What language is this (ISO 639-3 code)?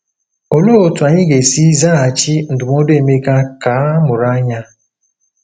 ibo